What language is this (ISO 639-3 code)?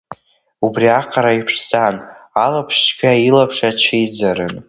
abk